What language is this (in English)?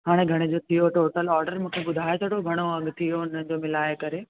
Sindhi